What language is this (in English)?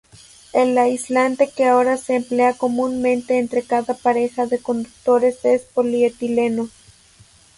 Spanish